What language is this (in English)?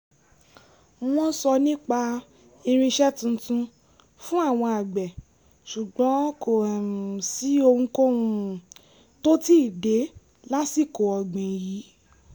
Yoruba